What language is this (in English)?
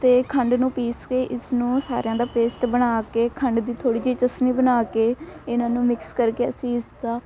Punjabi